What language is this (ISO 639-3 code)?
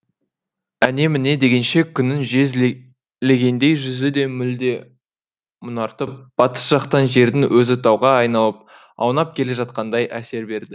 kaz